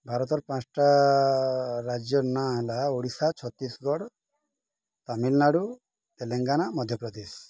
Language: Odia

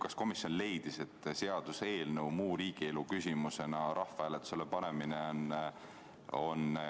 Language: Estonian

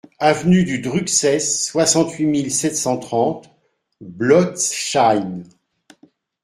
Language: French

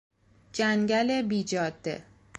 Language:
Persian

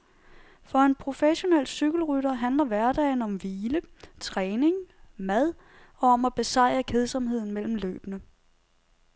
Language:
Danish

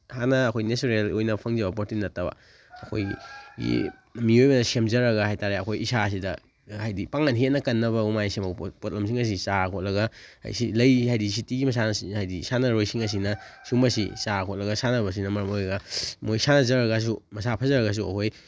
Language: Manipuri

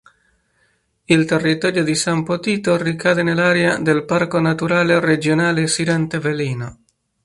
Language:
Italian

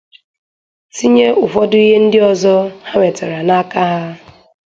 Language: Igbo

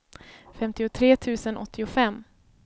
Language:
Swedish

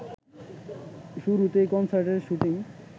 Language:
Bangla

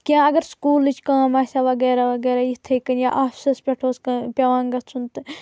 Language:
Kashmiri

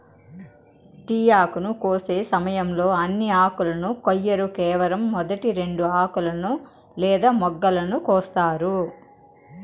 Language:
Telugu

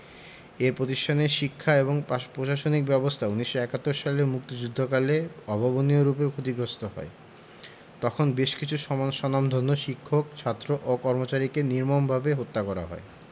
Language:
Bangla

